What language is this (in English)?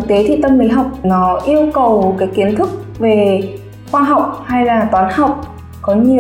Vietnamese